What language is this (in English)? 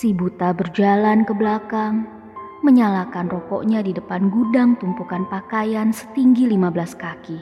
Indonesian